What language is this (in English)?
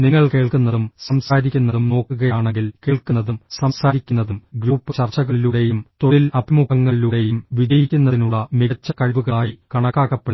Malayalam